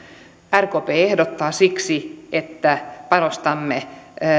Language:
Finnish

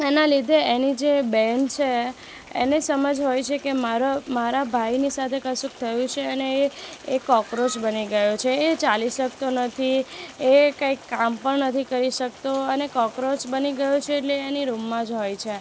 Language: Gujarati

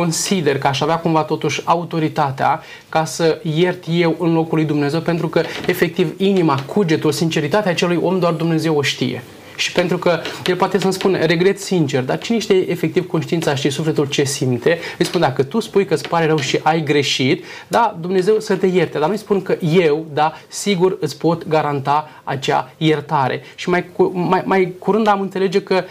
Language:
Romanian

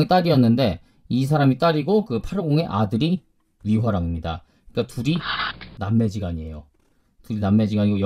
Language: Korean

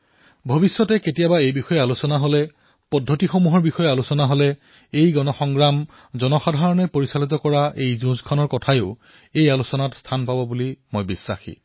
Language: Assamese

